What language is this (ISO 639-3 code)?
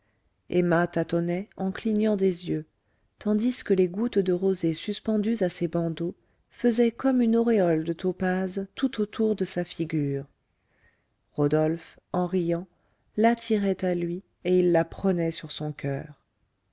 fra